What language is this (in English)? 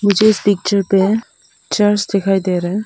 Hindi